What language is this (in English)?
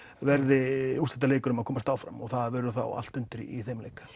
Icelandic